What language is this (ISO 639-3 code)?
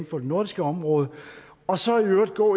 dan